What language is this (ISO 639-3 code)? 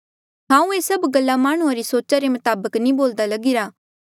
mjl